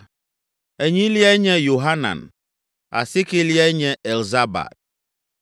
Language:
Ewe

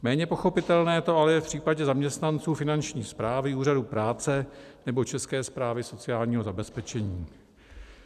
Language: Czech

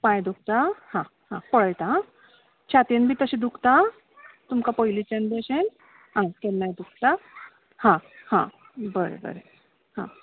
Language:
Konkani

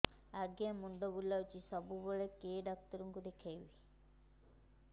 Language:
Odia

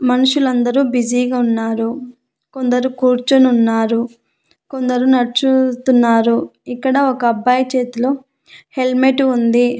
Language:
Telugu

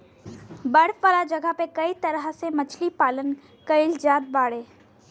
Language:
Bhojpuri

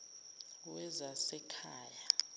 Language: Zulu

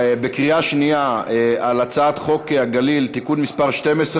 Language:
Hebrew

